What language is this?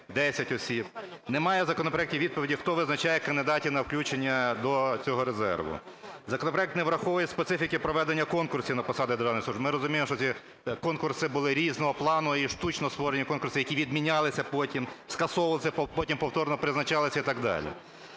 Ukrainian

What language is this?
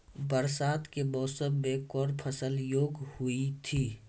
Maithili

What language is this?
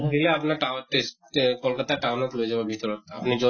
Assamese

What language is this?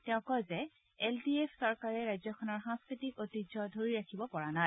Assamese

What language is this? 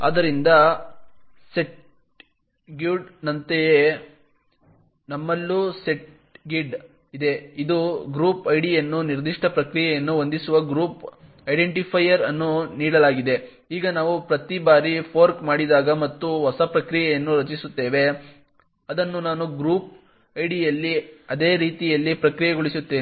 Kannada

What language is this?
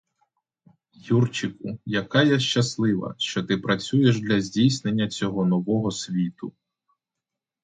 Ukrainian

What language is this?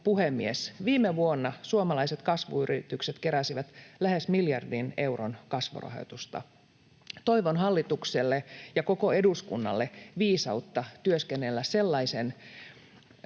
Finnish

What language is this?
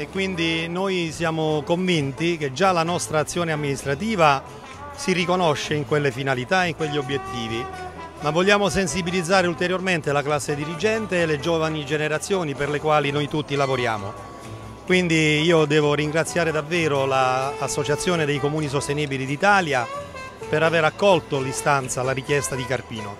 Italian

